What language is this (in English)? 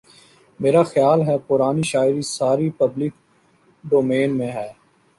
Urdu